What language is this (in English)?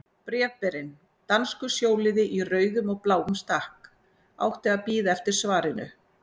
Icelandic